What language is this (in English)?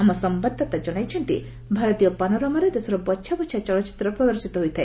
Odia